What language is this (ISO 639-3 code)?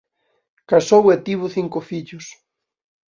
glg